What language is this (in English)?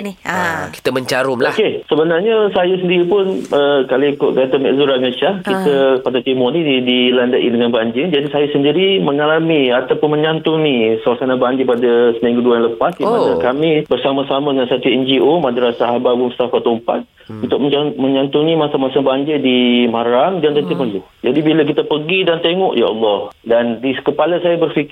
Malay